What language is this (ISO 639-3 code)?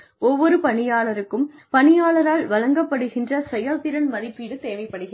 tam